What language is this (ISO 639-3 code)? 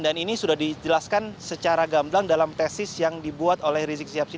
ind